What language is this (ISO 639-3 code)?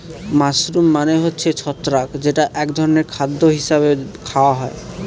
ben